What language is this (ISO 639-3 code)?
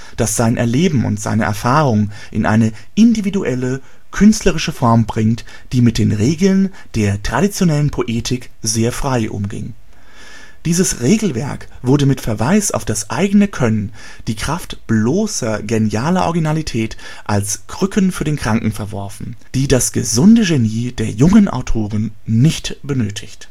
deu